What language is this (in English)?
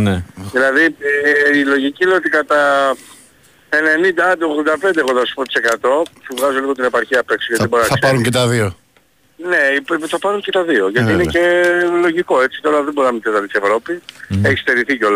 Greek